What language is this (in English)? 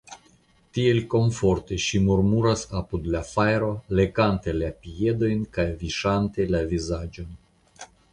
Esperanto